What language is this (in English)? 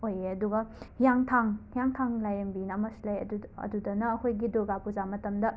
Manipuri